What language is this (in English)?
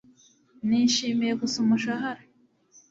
Kinyarwanda